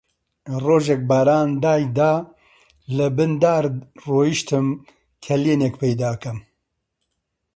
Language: Central Kurdish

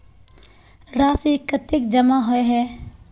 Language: Magahi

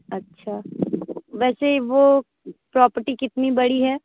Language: Hindi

